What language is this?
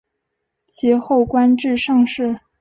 Chinese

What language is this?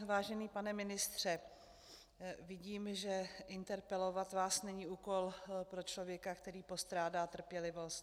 Czech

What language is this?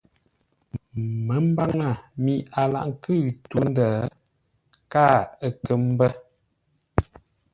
Ngombale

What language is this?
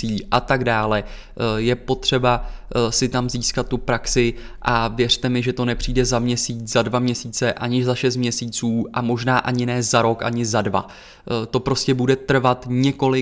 Czech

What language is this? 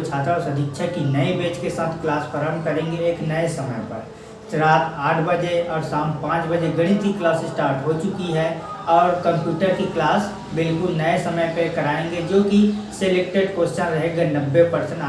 Hindi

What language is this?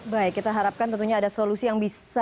Indonesian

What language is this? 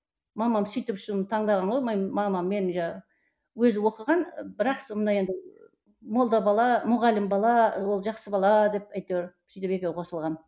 Kazakh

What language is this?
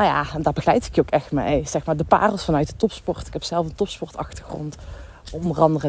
Dutch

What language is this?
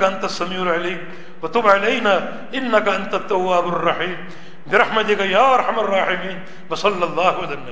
Urdu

